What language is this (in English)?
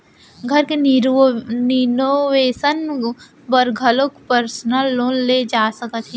Chhattisgarhi